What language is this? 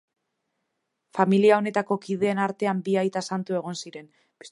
Basque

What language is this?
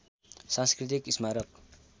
Nepali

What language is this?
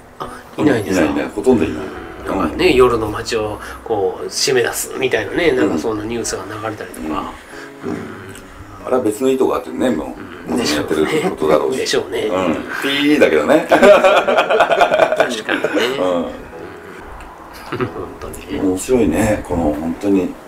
Japanese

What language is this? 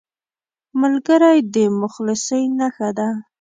Pashto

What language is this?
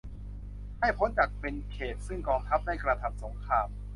Thai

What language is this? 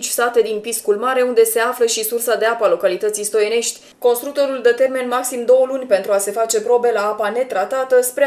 Romanian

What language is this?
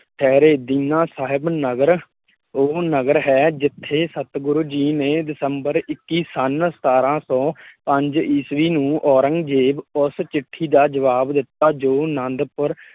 Punjabi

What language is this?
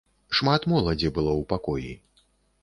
Belarusian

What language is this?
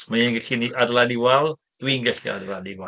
Welsh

